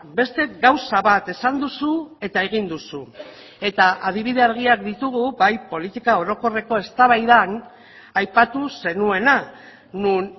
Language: Basque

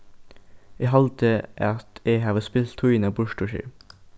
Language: Faroese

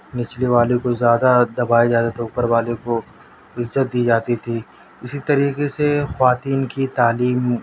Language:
Urdu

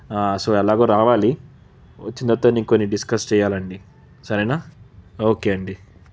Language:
Telugu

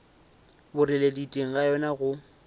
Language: Northern Sotho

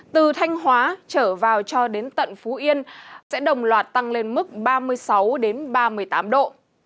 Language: Vietnamese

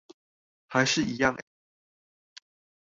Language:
Chinese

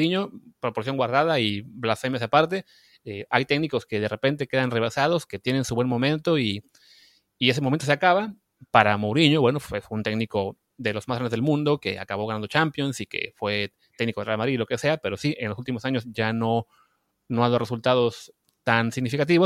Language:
Spanish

